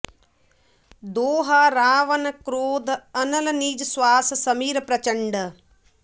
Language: Sanskrit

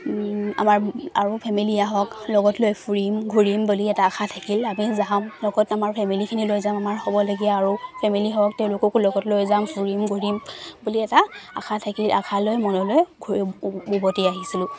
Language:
Assamese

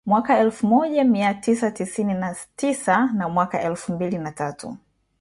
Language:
Swahili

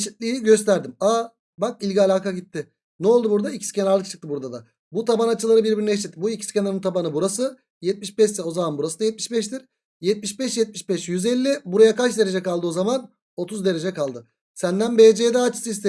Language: Turkish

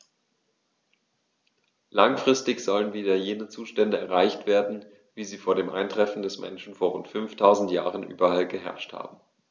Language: German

